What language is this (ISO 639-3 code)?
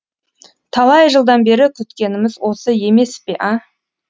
kaz